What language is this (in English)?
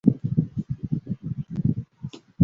Chinese